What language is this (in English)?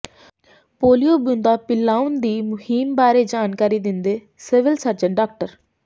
Punjabi